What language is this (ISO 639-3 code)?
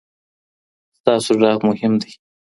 pus